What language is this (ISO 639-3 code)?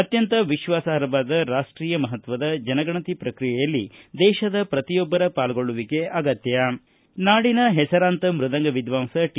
kan